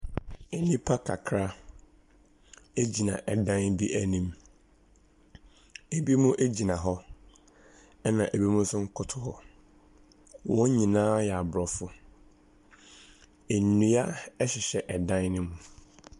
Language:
Akan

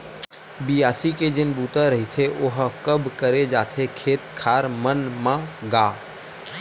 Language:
Chhattisgarhi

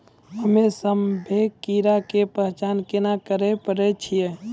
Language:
Maithili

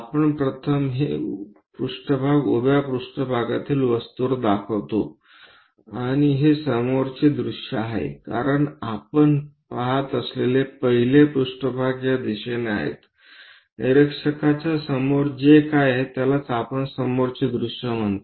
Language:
Marathi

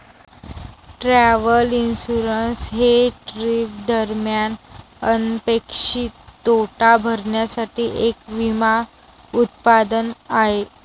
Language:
Marathi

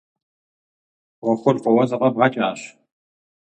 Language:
Kabardian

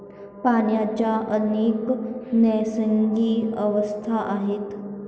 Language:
Marathi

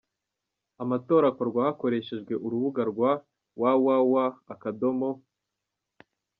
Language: Kinyarwanda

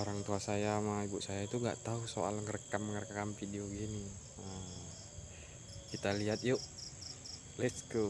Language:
Indonesian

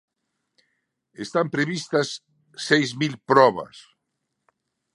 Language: Galician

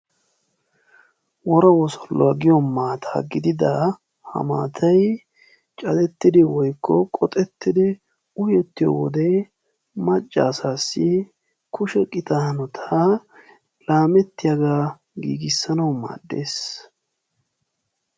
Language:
Wolaytta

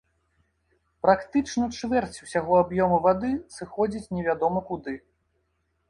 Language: Belarusian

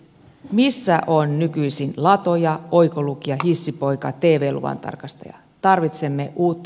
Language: Finnish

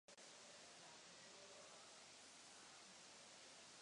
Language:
Czech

